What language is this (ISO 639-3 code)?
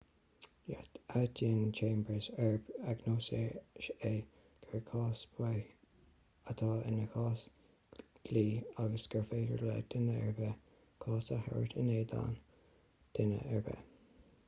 gle